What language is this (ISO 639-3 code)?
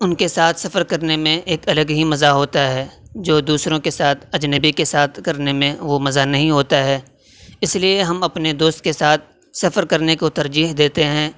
urd